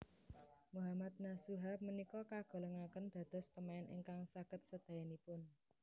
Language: Javanese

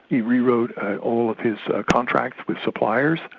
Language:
English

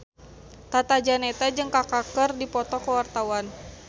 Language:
Sundanese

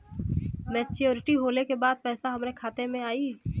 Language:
Bhojpuri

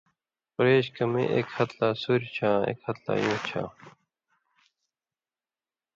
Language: Indus Kohistani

